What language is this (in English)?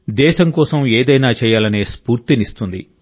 Telugu